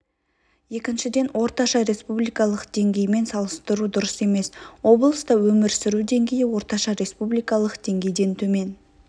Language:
Kazakh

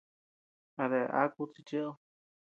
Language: Tepeuxila Cuicatec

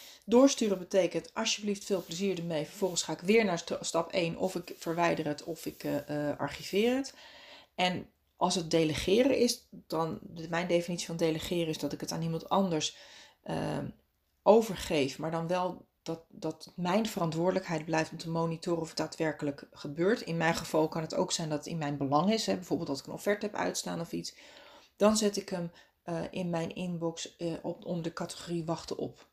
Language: Dutch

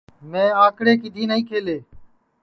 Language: Sansi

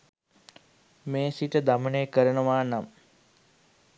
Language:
Sinhala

